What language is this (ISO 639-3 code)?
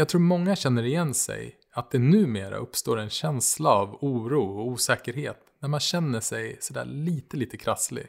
swe